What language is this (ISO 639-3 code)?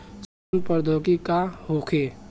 bho